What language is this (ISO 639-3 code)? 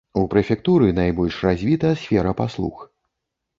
bel